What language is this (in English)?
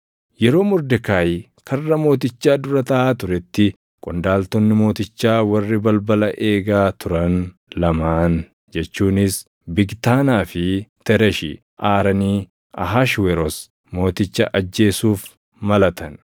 Oromo